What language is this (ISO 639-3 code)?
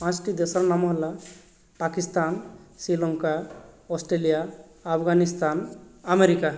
ori